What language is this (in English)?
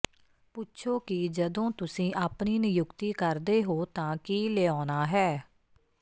Punjabi